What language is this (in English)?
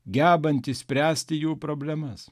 Lithuanian